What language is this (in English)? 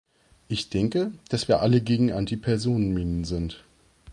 German